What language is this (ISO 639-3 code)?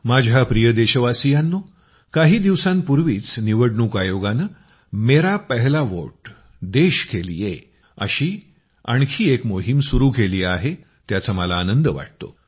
mar